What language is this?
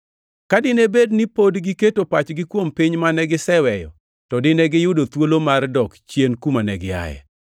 Luo (Kenya and Tanzania)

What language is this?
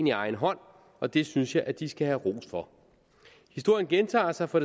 Danish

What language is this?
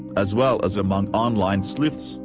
English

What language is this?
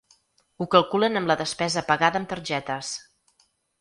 Catalan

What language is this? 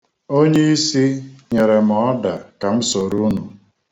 Igbo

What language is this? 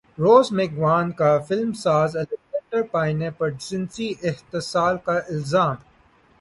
Urdu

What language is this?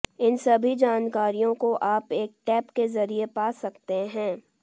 Hindi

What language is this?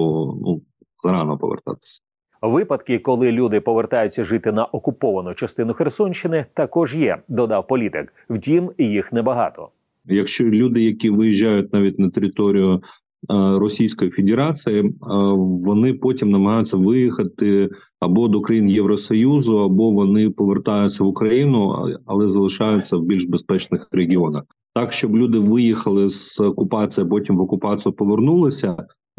Ukrainian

